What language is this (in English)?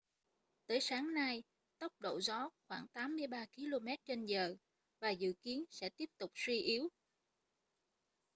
Vietnamese